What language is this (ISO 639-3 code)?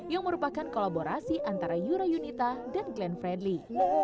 ind